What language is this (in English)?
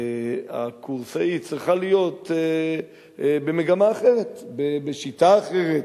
Hebrew